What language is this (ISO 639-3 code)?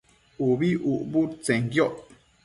mcf